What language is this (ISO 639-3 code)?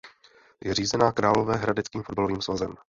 ces